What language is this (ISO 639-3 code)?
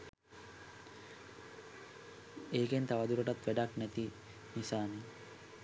sin